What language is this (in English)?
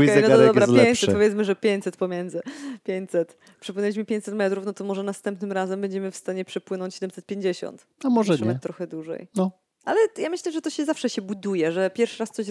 Polish